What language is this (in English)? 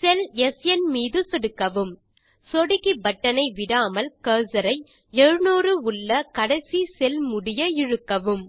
Tamil